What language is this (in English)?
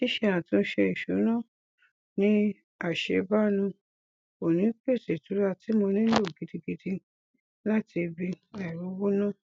Yoruba